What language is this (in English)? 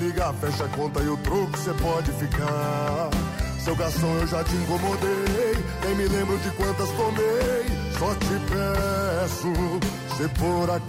Portuguese